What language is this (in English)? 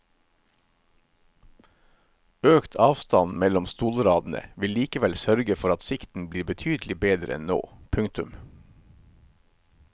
Norwegian